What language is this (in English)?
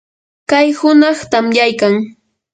Yanahuanca Pasco Quechua